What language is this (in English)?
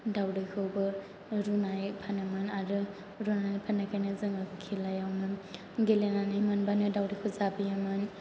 Bodo